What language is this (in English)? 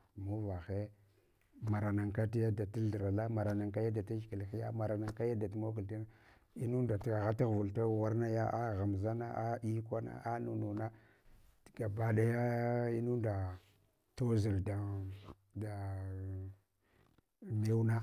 Hwana